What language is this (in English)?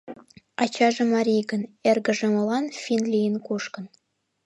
Mari